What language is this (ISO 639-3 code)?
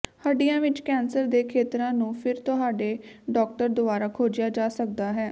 pan